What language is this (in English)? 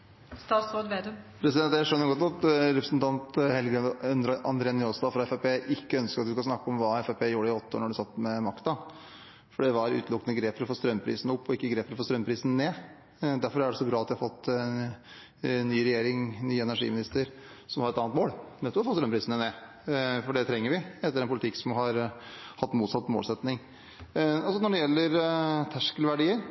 Norwegian